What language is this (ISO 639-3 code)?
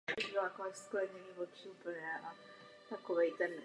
ces